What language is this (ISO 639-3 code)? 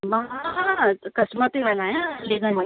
snd